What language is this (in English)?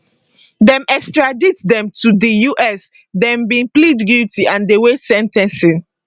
Nigerian Pidgin